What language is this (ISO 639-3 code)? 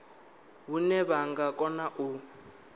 ven